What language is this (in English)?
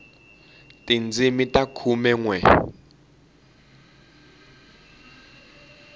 Tsonga